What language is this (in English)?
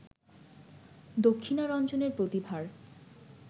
Bangla